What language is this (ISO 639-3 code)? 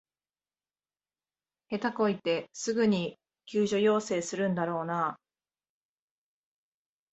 jpn